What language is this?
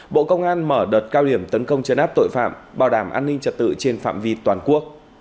Vietnamese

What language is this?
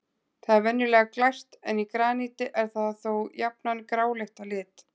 Icelandic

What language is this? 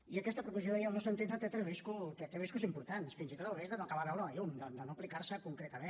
Catalan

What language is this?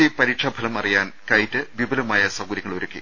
Malayalam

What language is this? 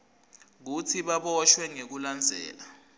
Swati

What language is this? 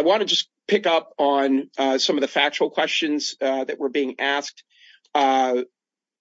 English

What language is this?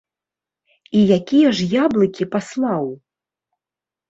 Belarusian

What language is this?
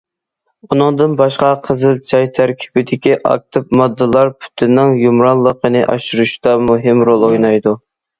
Uyghur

